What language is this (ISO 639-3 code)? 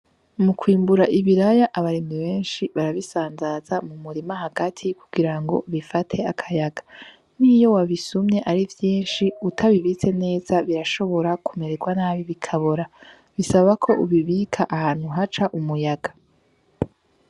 run